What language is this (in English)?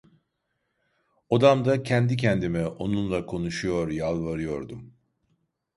Turkish